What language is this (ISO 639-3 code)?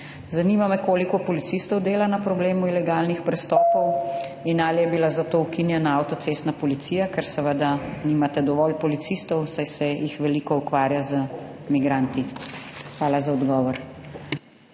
slv